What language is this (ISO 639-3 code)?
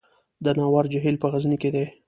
pus